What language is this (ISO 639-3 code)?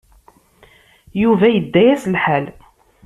kab